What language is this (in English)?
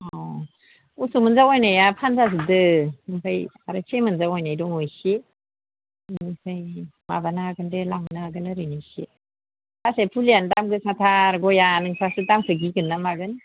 Bodo